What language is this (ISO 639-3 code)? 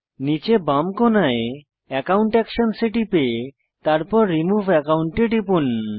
ben